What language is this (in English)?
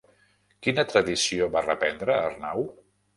Catalan